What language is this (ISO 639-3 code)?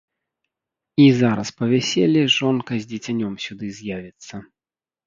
bel